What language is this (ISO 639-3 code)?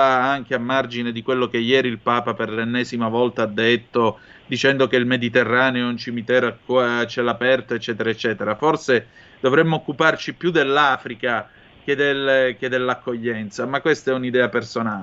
ita